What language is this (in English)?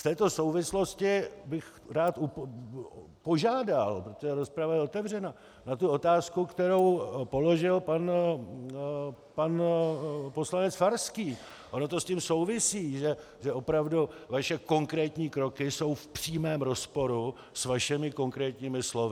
Czech